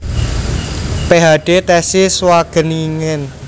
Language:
Javanese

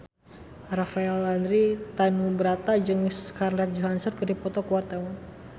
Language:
Sundanese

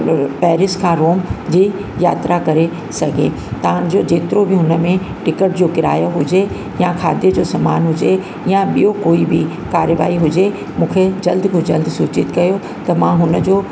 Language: Sindhi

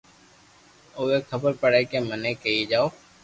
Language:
Loarki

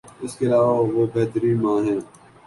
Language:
Urdu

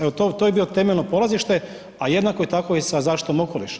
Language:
Croatian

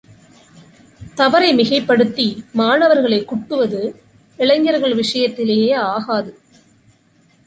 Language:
Tamil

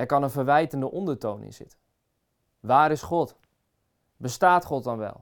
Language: Dutch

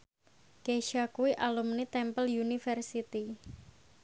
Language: Javanese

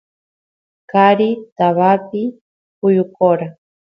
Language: Santiago del Estero Quichua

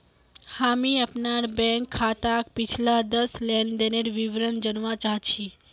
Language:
Magahi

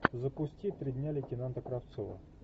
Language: Russian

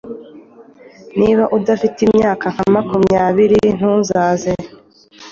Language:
Kinyarwanda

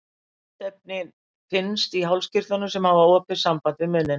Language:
Icelandic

